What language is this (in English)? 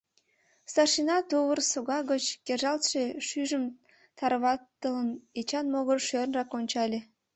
Mari